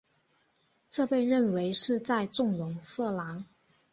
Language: Chinese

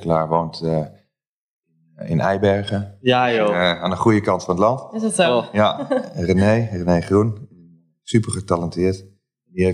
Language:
Dutch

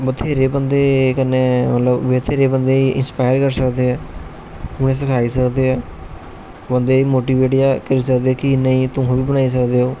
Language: Dogri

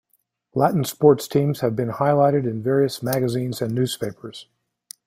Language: English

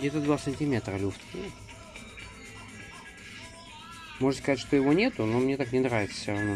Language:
Russian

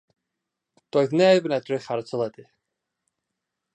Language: Welsh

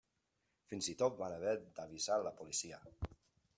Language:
Catalan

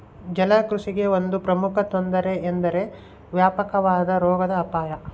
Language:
Kannada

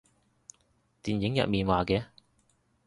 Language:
Cantonese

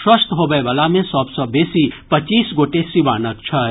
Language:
Maithili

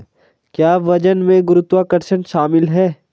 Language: Hindi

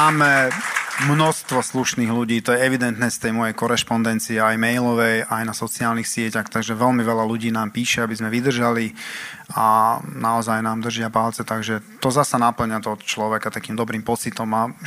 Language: Slovak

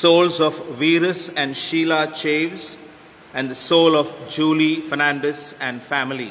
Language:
English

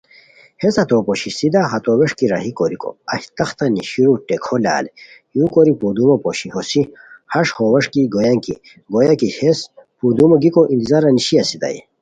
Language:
Khowar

